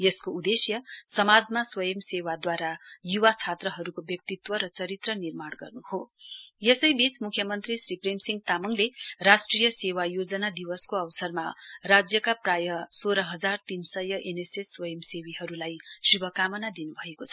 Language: Nepali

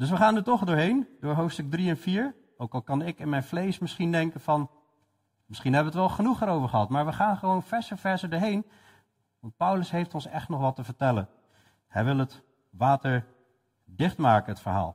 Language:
Dutch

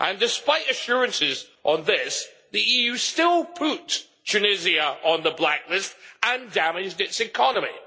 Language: English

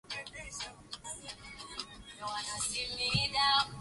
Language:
Swahili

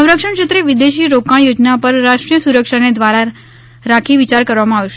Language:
Gujarati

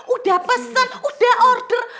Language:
Indonesian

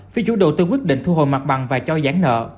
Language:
Vietnamese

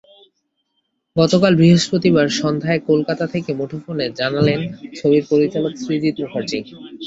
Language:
Bangla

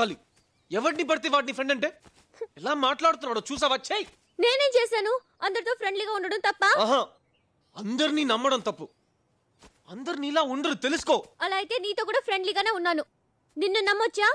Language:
Telugu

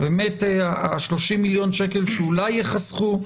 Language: Hebrew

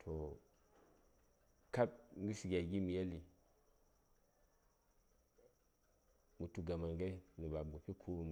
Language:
Saya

